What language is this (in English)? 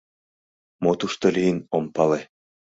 Mari